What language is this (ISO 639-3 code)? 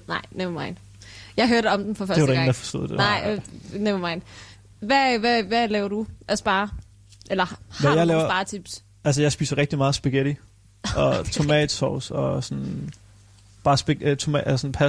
dan